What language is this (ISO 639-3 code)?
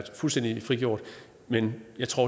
dan